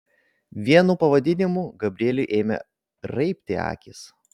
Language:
Lithuanian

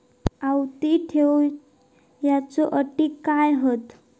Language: Marathi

